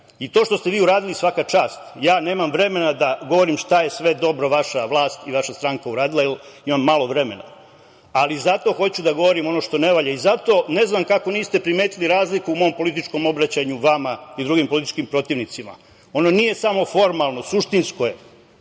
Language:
Serbian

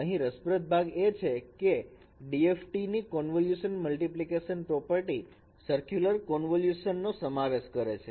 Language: Gujarati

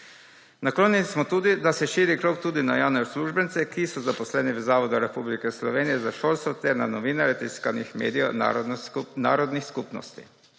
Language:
Slovenian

